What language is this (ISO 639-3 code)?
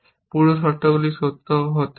ben